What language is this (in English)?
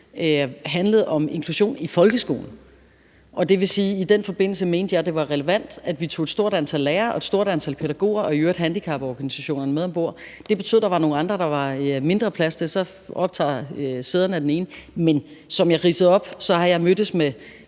Danish